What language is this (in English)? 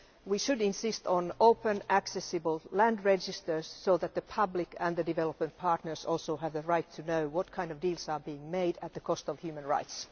English